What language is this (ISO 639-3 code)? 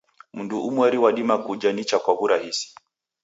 dav